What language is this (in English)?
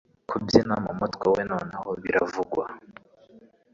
Kinyarwanda